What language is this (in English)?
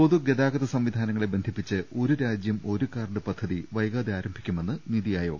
Malayalam